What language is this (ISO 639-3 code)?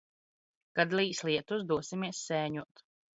lav